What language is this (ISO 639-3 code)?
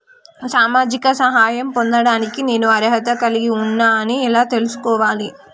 tel